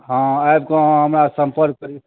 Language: Maithili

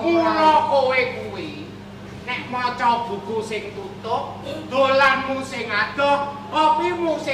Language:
Indonesian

